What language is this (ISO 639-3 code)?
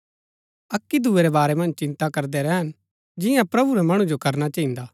gbk